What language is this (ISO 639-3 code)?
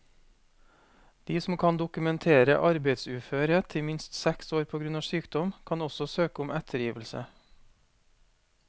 nor